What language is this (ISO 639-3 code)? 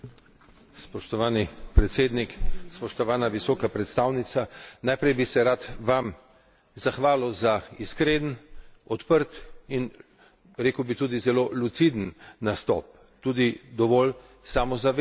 slv